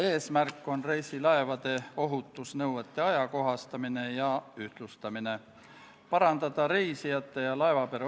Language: Estonian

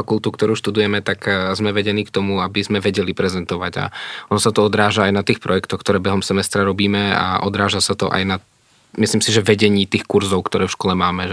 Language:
Czech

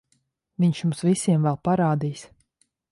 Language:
Latvian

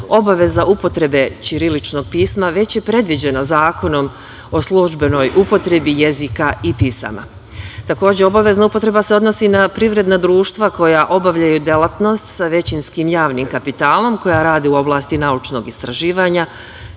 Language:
Serbian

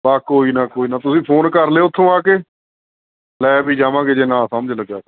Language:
Punjabi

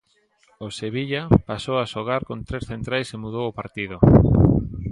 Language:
Galician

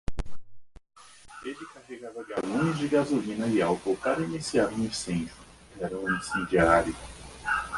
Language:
Portuguese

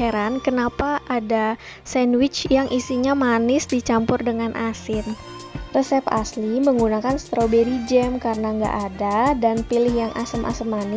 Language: Indonesian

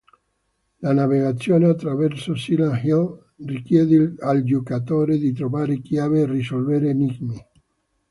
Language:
Italian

